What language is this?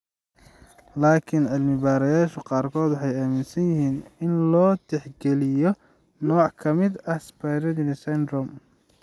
Somali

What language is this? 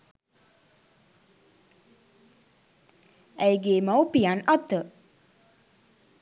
Sinhala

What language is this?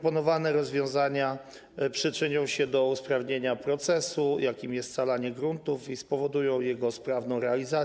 Polish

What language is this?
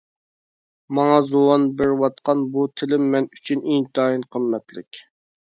Uyghur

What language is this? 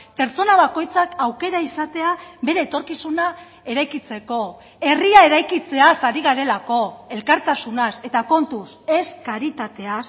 Basque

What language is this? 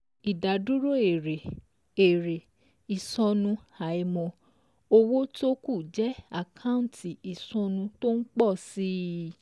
Yoruba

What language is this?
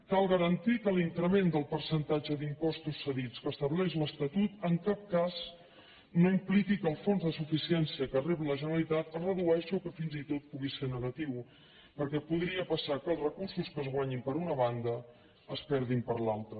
Catalan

